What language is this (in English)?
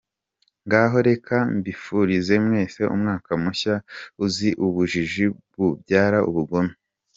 Kinyarwanda